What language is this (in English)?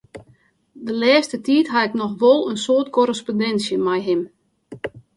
Western Frisian